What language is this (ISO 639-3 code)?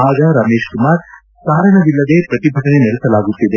kan